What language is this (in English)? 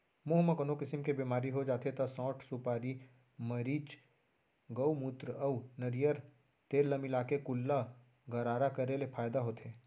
Chhattisgarhi